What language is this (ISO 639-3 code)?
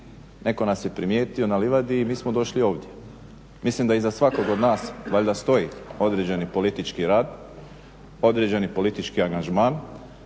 hrv